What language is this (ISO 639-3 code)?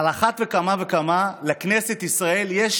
heb